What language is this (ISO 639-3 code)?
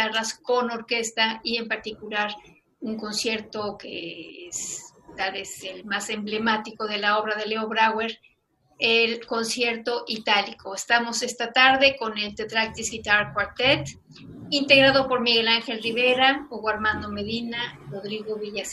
spa